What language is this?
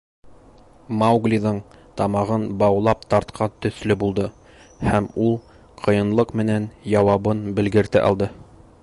Bashkir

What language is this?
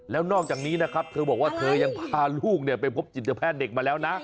Thai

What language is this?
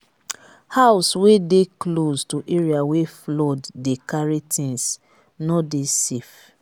Nigerian Pidgin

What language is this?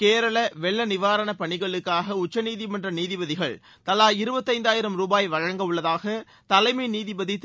Tamil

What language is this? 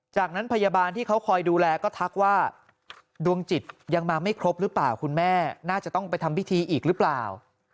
Thai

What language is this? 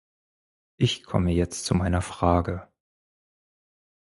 German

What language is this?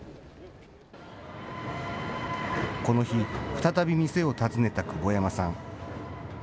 Japanese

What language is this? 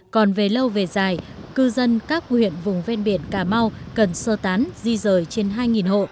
Vietnamese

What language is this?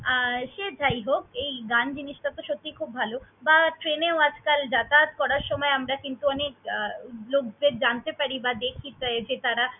Bangla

